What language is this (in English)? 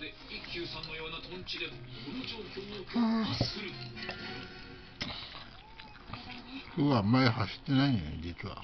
Japanese